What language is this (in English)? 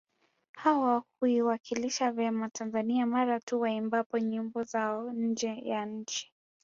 Swahili